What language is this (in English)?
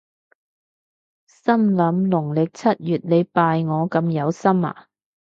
Cantonese